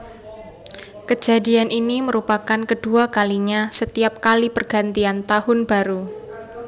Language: Javanese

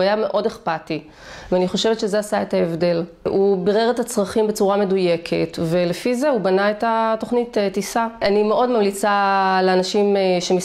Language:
Hebrew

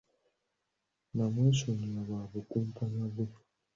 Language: Ganda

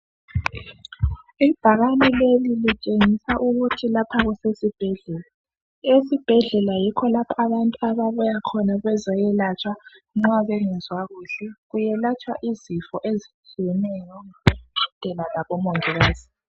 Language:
North Ndebele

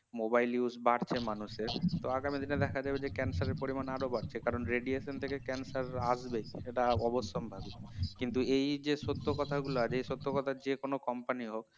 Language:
Bangla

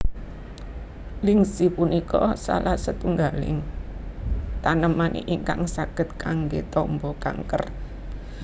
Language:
Javanese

